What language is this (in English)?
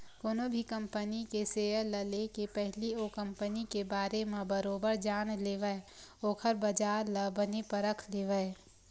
Chhattisgarhi